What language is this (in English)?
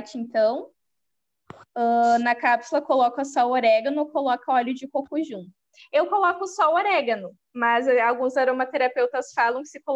Portuguese